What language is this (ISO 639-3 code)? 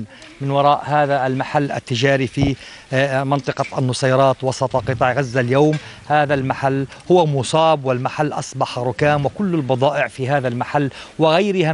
ara